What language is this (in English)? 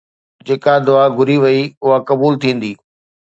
Sindhi